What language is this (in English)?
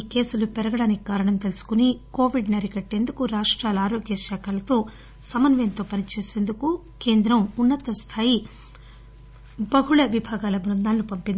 Telugu